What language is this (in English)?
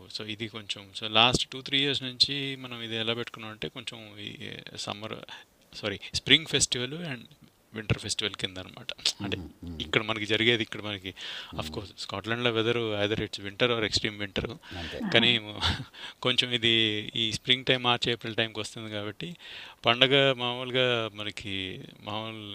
Telugu